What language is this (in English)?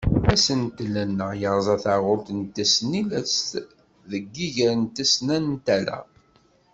Kabyle